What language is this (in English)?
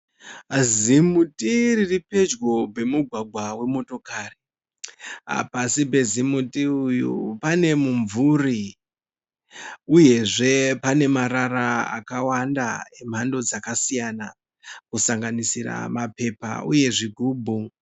Shona